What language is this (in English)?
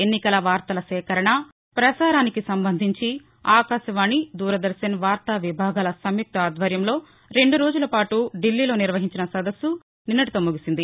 Telugu